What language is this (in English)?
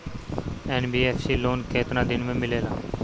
Bhojpuri